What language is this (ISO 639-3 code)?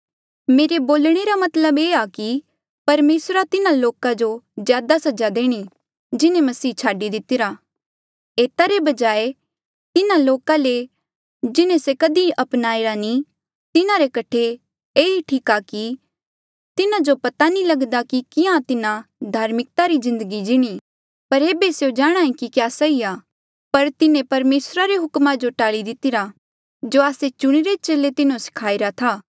mjl